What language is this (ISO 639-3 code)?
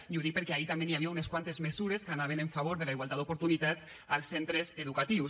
cat